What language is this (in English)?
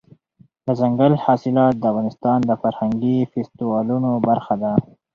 Pashto